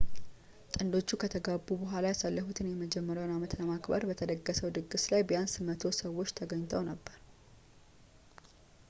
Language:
Amharic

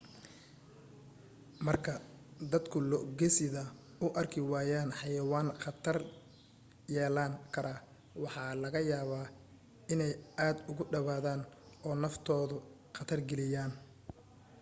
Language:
Somali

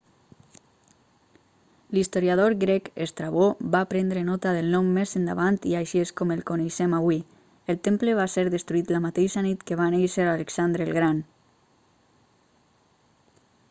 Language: Catalan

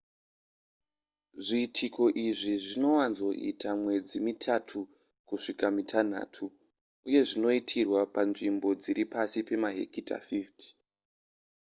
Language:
Shona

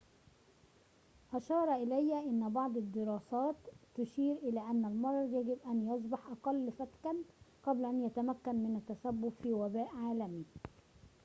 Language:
Arabic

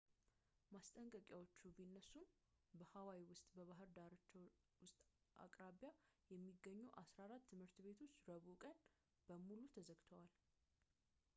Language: Amharic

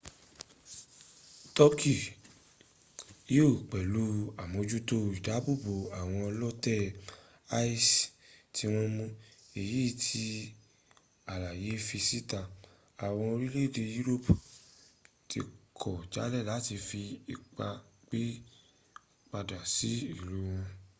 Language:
Yoruba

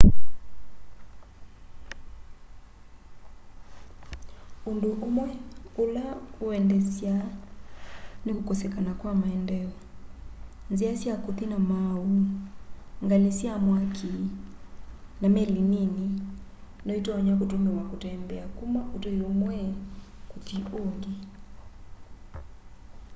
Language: Kamba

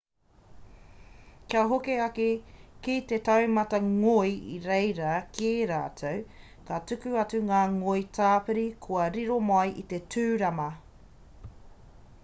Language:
Māori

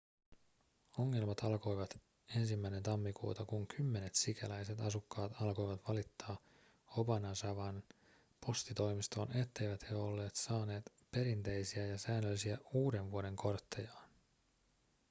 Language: Finnish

